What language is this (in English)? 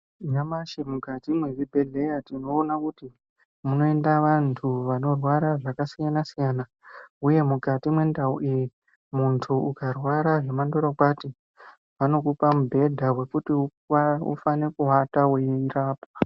Ndau